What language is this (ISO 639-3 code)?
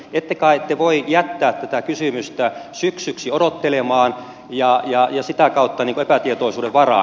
fin